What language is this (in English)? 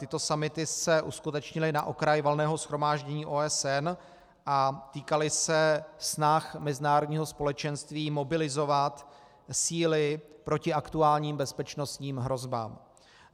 Czech